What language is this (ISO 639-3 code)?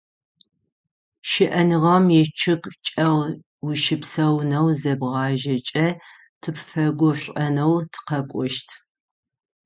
ady